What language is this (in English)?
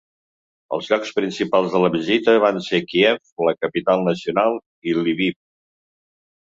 Catalan